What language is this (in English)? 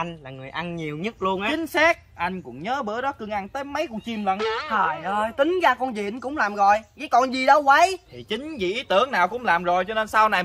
Vietnamese